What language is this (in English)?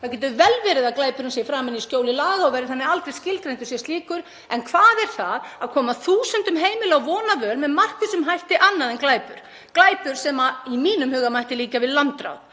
Icelandic